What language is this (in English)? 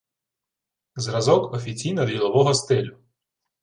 Ukrainian